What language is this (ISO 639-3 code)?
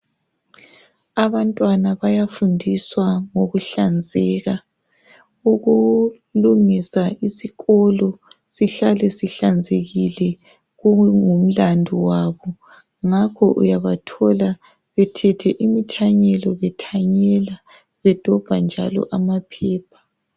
nde